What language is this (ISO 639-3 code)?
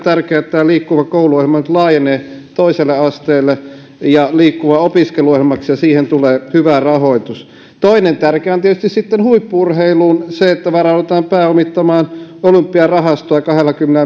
fin